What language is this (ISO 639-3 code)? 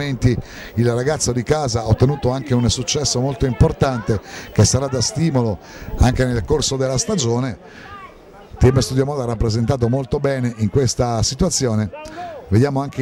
ita